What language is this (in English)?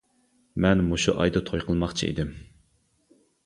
Uyghur